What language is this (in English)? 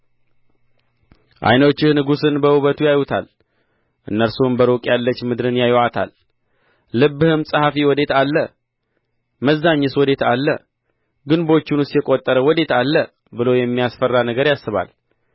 Amharic